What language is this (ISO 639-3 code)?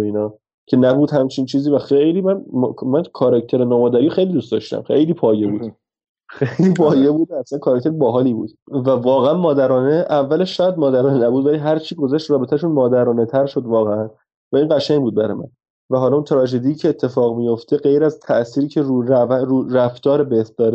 fas